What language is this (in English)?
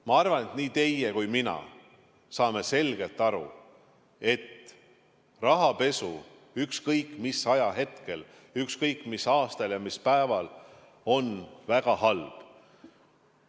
Estonian